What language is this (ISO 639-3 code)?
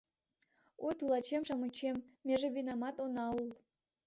chm